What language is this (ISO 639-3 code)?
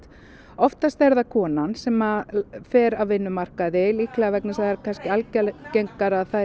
isl